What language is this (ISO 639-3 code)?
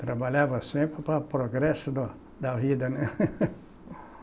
por